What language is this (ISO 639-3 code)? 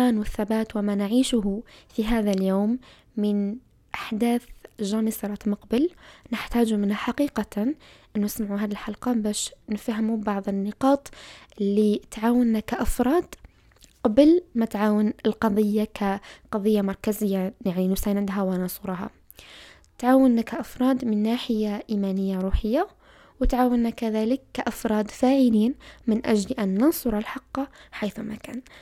ara